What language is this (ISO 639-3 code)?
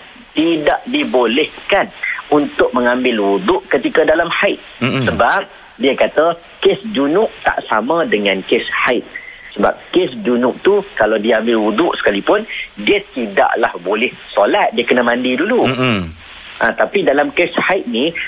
msa